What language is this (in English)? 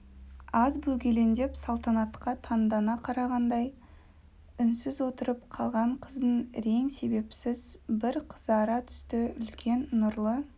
Kazakh